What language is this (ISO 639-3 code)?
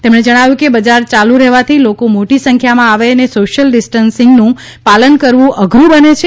guj